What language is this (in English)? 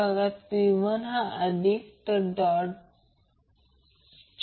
Marathi